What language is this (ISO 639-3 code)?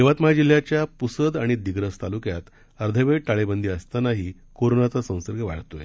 mar